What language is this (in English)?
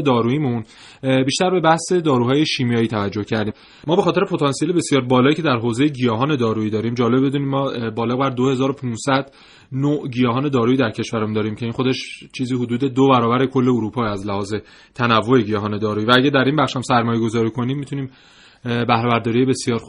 Persian